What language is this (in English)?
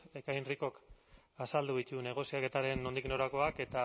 Basque